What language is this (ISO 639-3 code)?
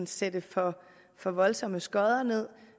dan